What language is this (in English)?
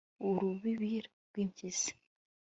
Kinyarwanda